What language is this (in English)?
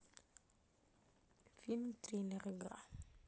Russian